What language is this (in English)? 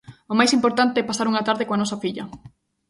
Galician